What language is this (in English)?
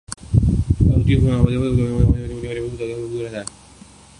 Urdu